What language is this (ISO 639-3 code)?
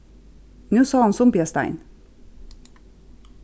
fao